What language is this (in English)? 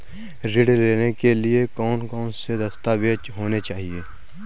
Hindi